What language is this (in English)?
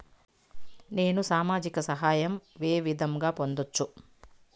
Telugu